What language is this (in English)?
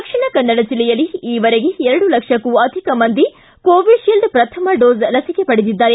Kannada